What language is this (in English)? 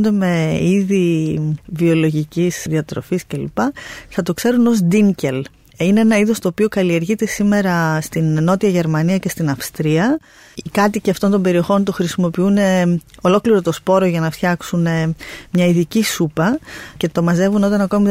Greek